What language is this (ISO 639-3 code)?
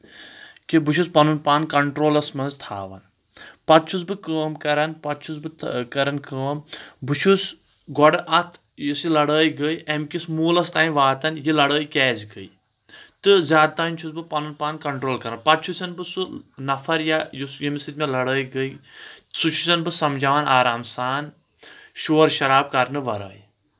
kas